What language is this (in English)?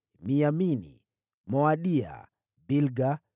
Swahili